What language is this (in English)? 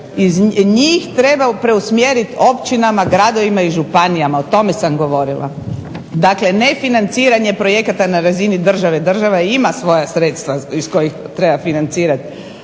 Croatian